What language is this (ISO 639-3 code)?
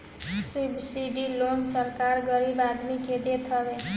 bho